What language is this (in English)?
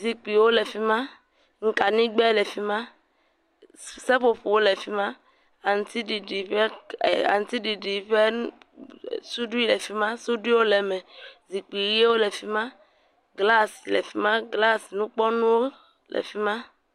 Ewe